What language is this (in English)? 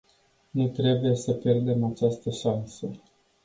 Romanian